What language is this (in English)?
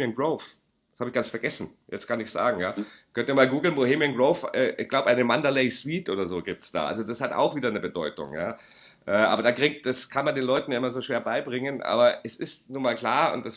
German